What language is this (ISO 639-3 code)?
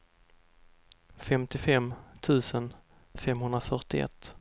swe